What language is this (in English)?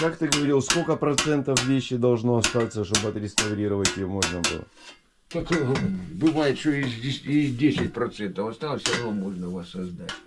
Russian